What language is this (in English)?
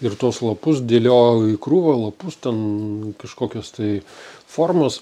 Lithuanian